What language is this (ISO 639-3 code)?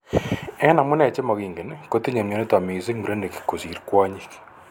kln